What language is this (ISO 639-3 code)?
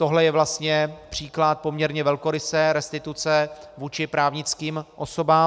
ces